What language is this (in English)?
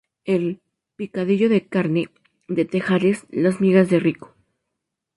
Spanish